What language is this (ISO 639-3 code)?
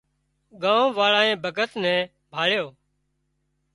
kxp